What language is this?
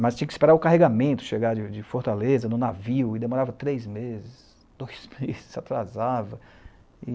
Portuguese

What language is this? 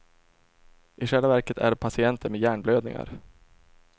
Swedish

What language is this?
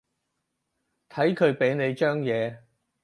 Cantonese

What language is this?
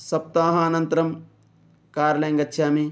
Sanskrit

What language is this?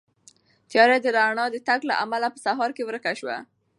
Pashto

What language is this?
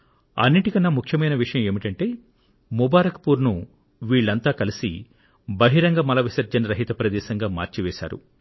Telugu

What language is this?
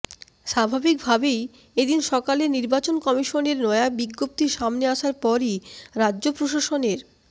Bangla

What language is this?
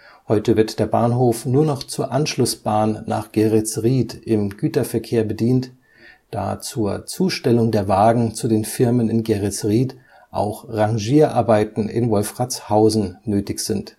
German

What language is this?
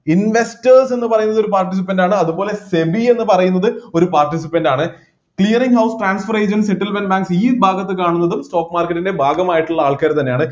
Malayalam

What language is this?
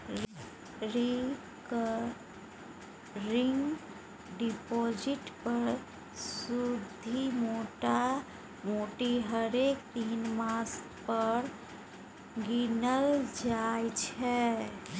Maithili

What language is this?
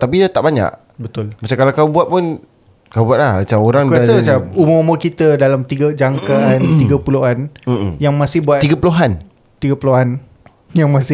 Malay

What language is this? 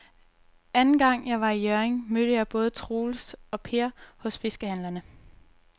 Danish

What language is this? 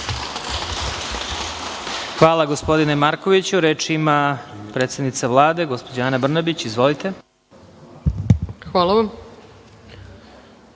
Serbian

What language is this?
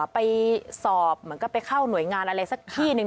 Thai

